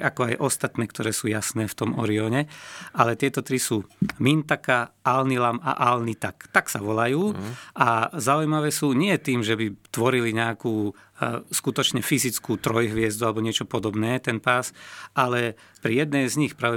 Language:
Slovak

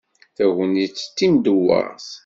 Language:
Kabyle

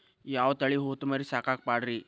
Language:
Kannada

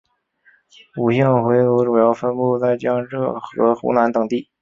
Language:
Chinese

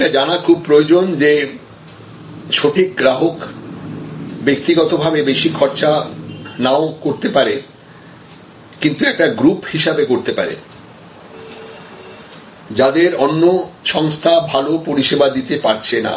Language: Bangla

